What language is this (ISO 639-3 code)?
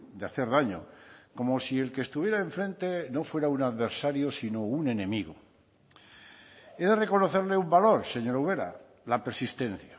spa